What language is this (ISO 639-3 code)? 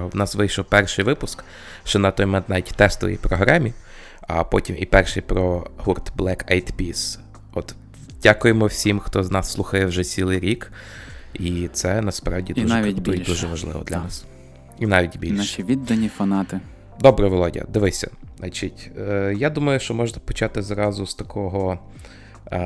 ukr